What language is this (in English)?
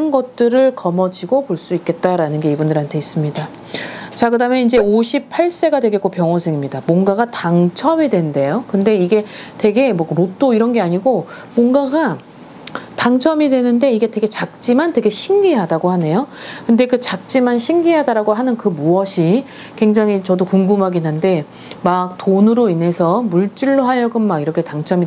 Korean